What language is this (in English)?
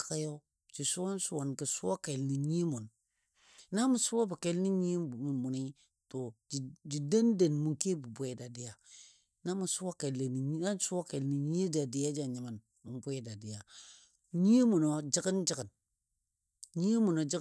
Dadiya